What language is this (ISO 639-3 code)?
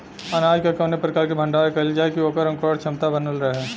bho